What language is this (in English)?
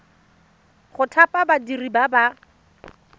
Tswana